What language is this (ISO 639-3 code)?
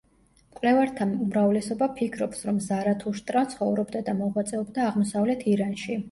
kat